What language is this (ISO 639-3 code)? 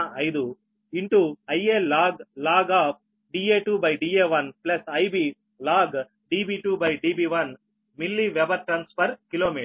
tel